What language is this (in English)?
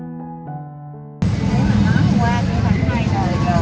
Vietnamese